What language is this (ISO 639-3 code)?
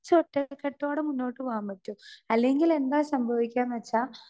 mal